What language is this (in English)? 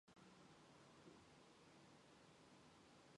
Mongolian